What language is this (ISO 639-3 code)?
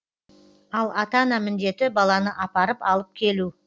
kaz